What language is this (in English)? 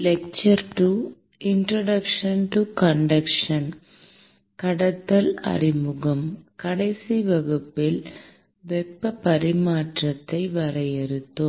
Tamil